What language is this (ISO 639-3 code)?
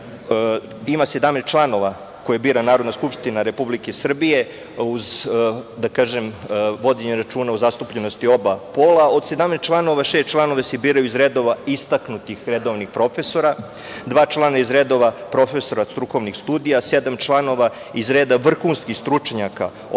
srp